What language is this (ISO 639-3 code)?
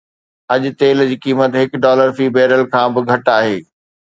snd